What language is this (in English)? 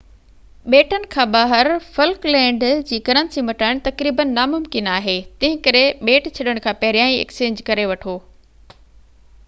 Sindhi